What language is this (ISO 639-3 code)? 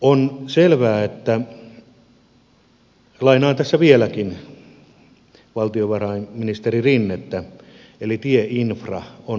fin